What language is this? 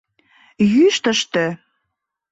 Mari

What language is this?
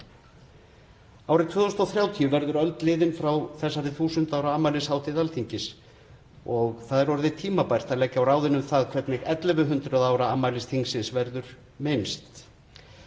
Icelandic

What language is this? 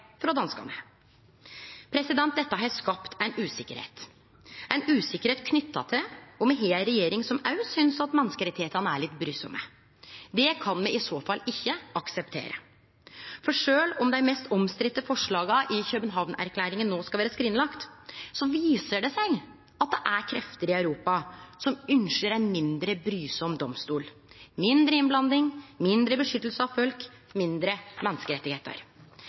Norwegian Nynorsk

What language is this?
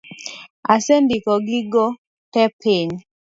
Luo (Kenya and Tanzania)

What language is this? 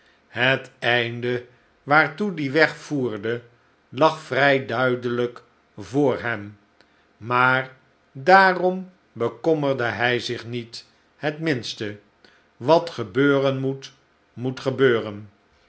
Dutch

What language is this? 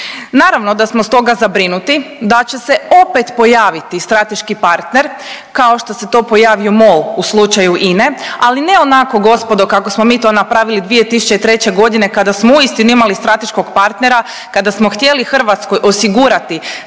Croatian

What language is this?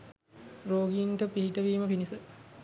Sinhala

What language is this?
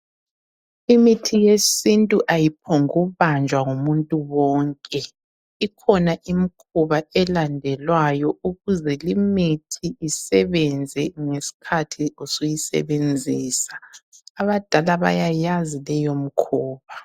North Ndebele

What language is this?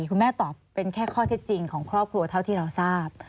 Thai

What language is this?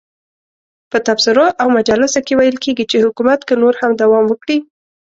Pashto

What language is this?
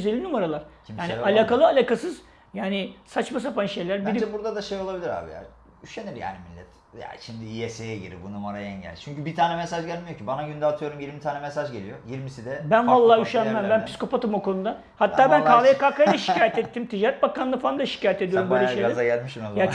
Turkish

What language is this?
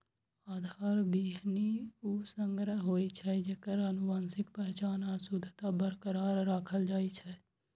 Maithili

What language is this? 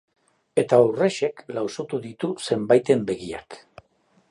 Basque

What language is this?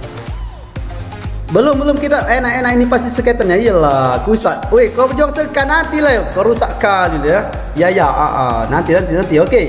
Indonesian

